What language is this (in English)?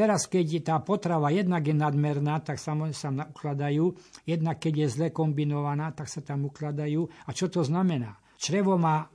Slovak